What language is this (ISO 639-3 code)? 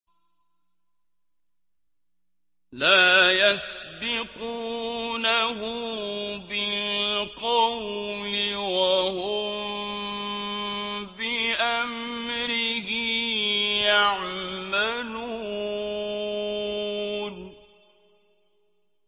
ara